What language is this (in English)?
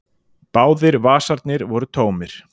Icelandic